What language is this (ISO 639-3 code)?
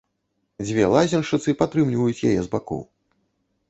bel